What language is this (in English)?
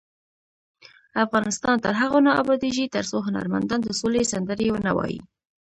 Pashto